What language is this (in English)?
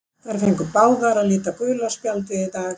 Icelandic